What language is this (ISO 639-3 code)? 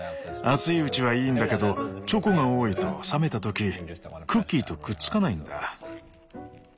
jpn